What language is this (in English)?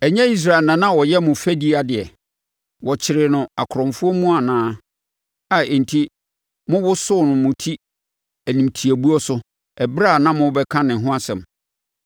Akan